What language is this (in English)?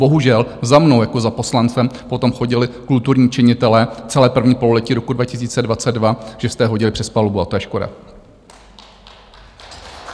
Czech